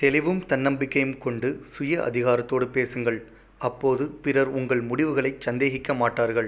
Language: Tamil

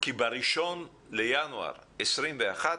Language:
Hebrew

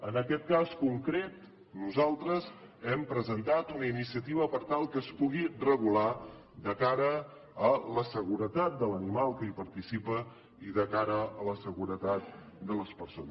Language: Catalan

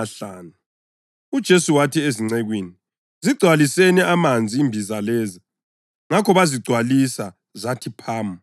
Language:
North Ndebele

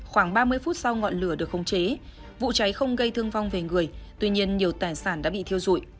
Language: Vietnamese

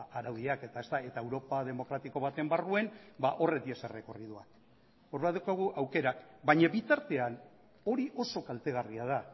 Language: Basque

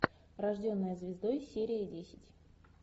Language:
Russian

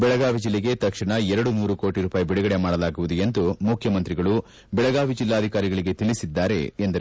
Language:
Kannada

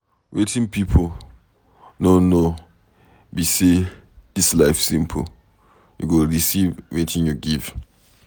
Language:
Nigerian Pidgin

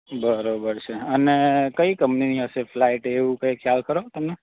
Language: Gujarati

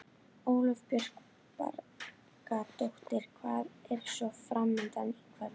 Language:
Icelandic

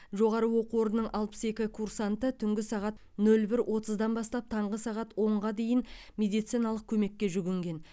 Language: Kazakh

